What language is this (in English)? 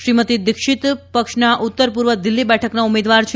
Gujarati